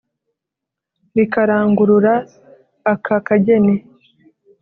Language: Kinyarwanda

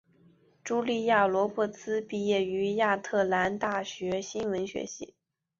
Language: Chinese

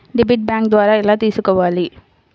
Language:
Telugu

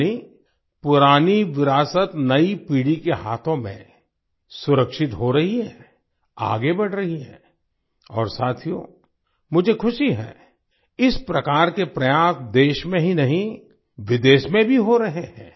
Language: Hindi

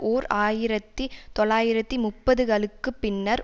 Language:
Tamil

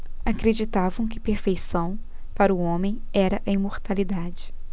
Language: Portuguese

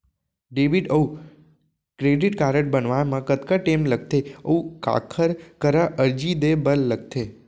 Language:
Chhattisgarhi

